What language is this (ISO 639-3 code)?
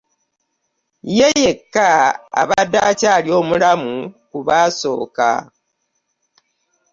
lug